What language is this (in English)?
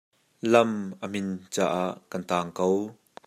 Hakha Chin